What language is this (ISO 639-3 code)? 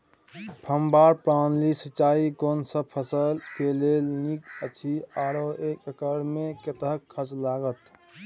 mai